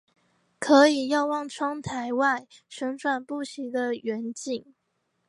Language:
Chinese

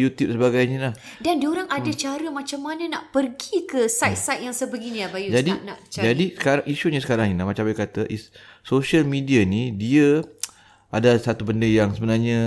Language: Malay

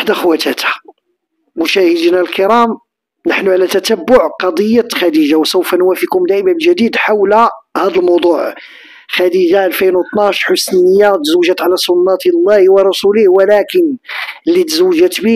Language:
Arabic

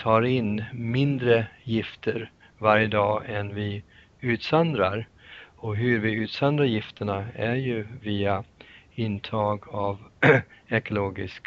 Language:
Swedish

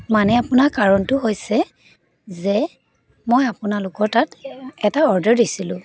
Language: Assamese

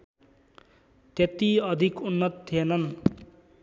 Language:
Nepali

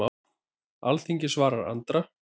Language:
Icelandic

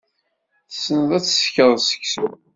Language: Kabyle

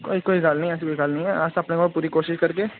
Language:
Dogri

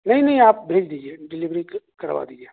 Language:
Urdu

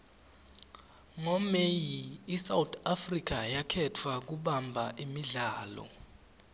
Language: Swati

